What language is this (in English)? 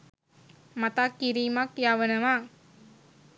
Sinhala